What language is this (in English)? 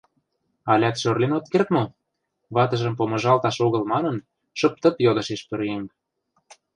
Mari